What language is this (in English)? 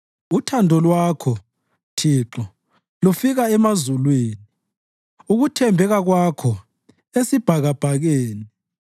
North Ndebele